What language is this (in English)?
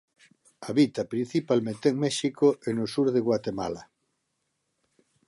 Galician